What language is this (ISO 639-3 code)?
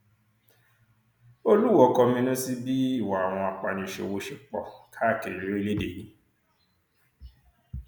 yor